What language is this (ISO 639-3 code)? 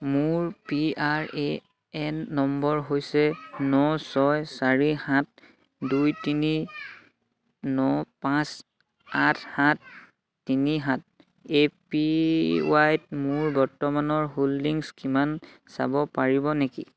asm